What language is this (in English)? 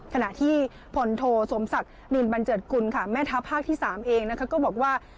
Thai